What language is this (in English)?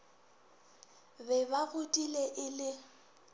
Northern Sotho